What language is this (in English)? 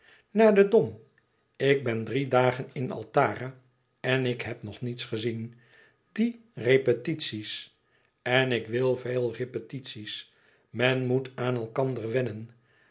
Dutch